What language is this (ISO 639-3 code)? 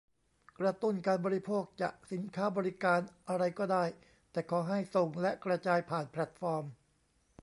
tha